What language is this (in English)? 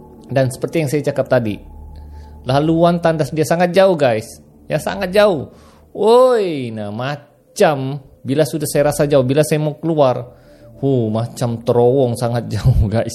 Malay